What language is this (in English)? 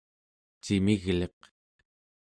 Central Yupik